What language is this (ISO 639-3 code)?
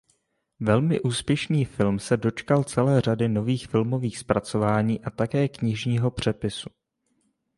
ces